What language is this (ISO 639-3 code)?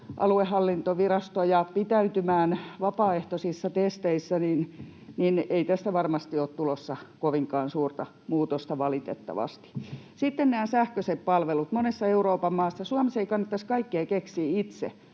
fin